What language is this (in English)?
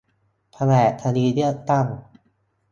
Thai